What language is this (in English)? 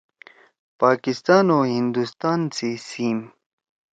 Torwali